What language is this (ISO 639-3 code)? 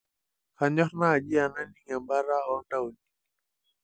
mas